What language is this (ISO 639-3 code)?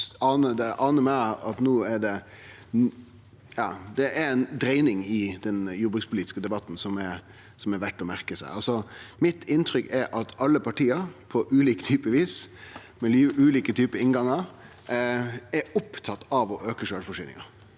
nor